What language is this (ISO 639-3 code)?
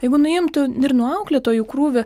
lit